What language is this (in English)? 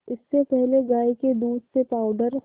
Hindi